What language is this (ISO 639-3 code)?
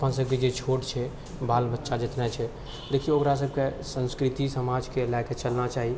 mai